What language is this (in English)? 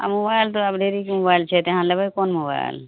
Maithili